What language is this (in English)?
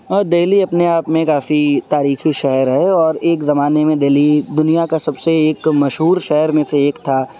Urdu